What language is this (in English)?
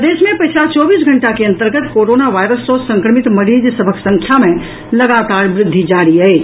Maithili